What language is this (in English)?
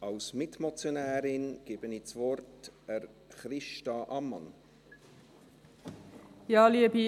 Swiss German